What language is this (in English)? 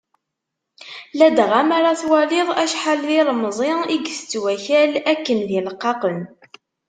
Kabyle